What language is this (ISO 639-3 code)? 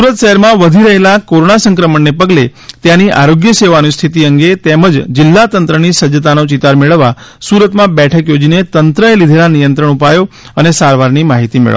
guj